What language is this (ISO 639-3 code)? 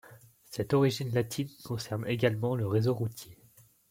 fra